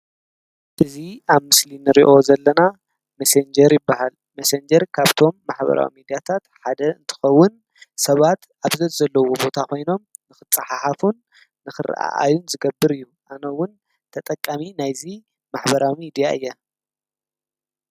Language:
Tigrinya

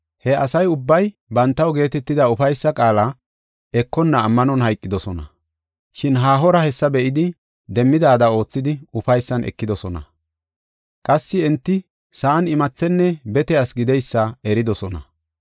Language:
Gofa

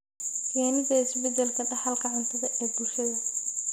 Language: Somali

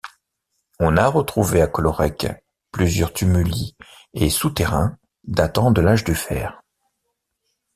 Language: French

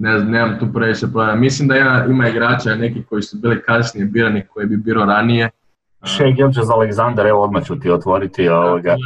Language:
Croatian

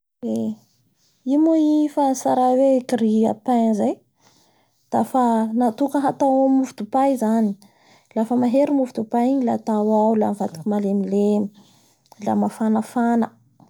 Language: Bara Malagasy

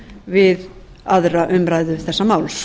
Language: Icelandic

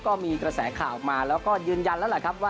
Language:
Thai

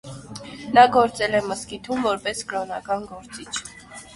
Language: Armenian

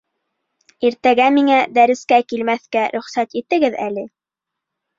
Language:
Bashkir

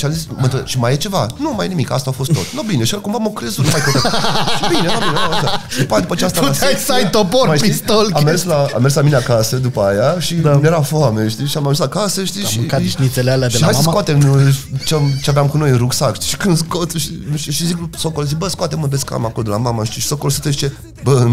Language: Romanian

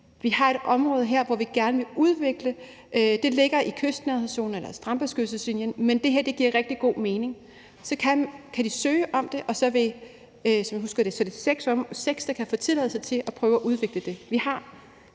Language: Danish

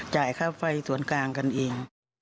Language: Thai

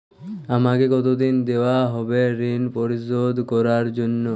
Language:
Bangla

